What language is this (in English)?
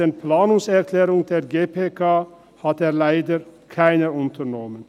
Swiss German